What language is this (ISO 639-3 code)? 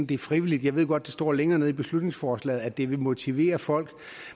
dan